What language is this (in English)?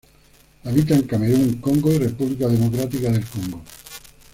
Spanish